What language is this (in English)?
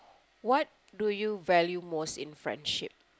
English